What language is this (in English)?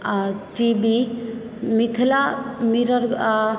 Maithili